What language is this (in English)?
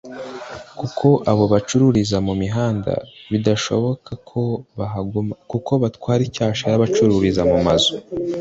Kinyarwanda